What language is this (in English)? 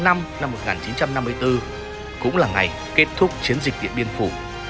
Vietnamese